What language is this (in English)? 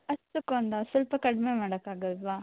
Kannada